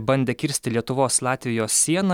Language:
Lithuanian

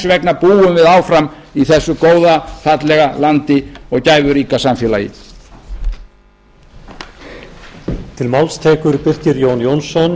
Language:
Icelandic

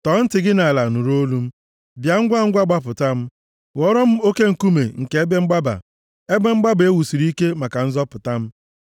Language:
Igbo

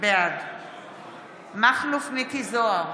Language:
Hebrew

